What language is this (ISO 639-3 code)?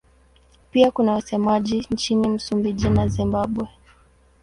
swa